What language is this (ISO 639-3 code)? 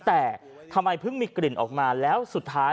tha